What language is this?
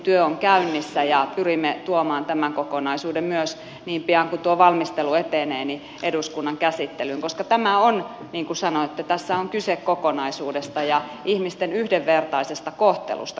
Finnish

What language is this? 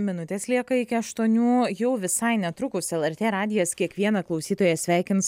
Lithuanian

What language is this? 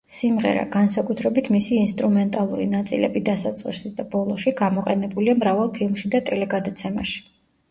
Georgian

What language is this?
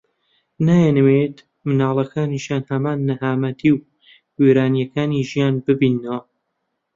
Central Kurdish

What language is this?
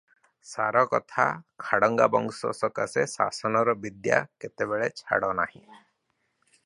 Odia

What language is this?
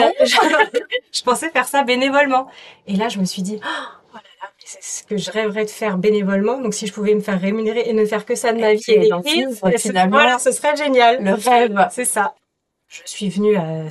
French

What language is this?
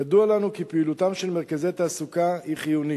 Hebrew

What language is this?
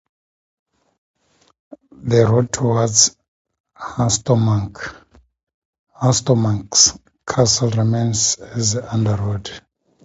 English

